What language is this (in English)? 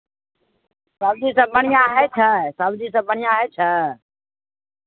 Maithili